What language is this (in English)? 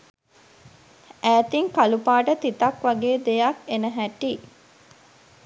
Sinhala